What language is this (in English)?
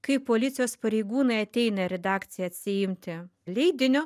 Lithuanian